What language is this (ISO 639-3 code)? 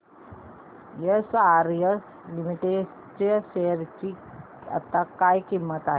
mar